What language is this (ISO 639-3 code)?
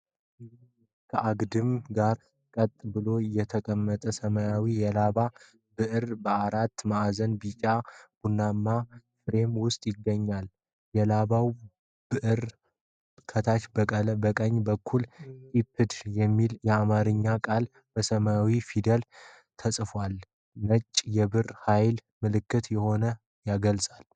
amh